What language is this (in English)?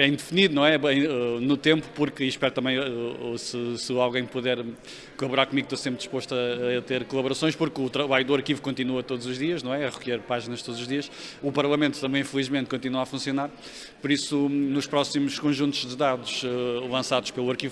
Portuguese